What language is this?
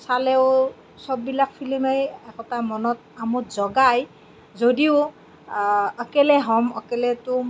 Assamese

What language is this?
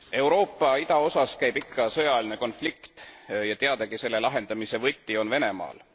Estonian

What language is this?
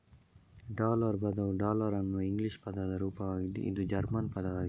Kannada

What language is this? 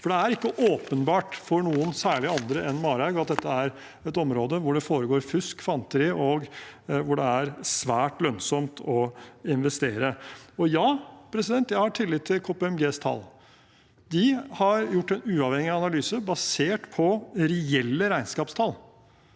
Norwegian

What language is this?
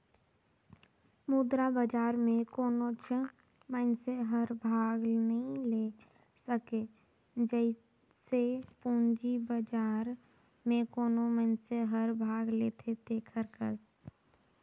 Chhattisgarhi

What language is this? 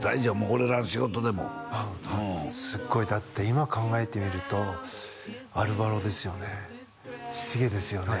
Japanese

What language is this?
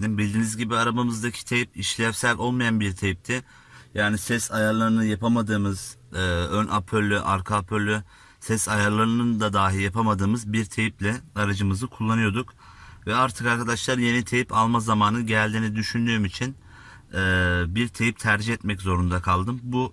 Turkish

